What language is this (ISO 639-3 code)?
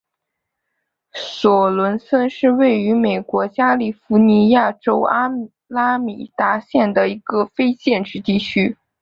zho